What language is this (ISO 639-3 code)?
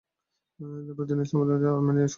ben